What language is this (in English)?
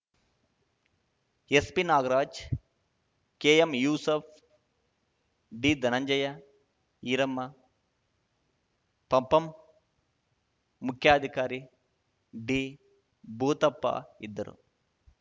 Kannada